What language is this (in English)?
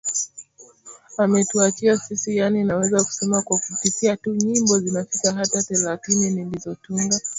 Swahili